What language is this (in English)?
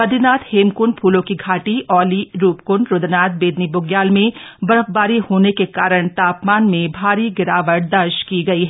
Hindi